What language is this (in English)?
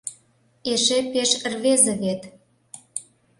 Mari